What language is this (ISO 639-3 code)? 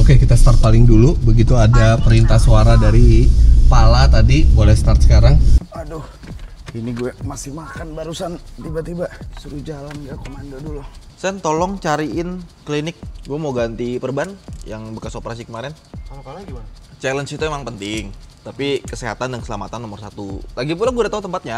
ind